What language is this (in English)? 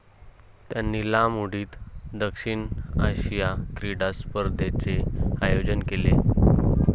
Marathi